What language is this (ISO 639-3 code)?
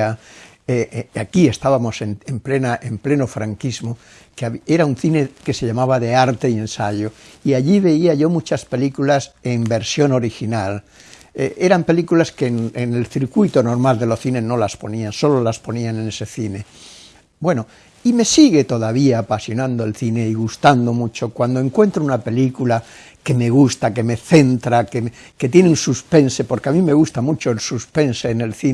spa